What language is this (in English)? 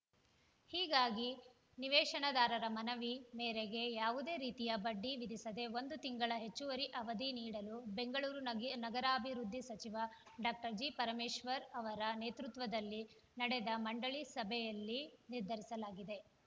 Kannada